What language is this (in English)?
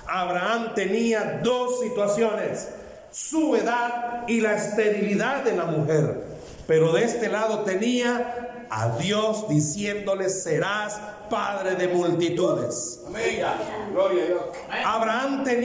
Spanish